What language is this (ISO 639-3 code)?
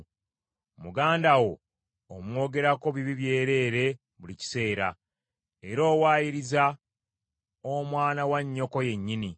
lug